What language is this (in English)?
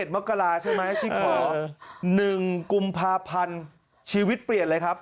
Thai